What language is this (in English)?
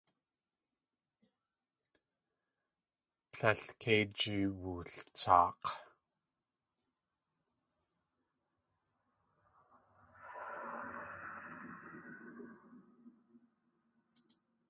Tlingit